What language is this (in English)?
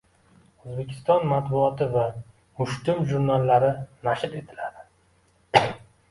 Uzbek